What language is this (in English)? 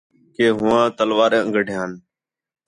Khetrani